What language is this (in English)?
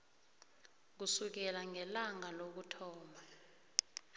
South Ndebele